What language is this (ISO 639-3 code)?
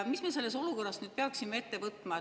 est